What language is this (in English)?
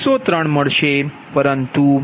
Gujarati